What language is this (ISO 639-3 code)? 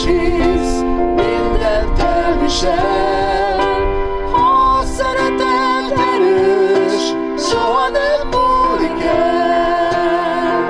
hun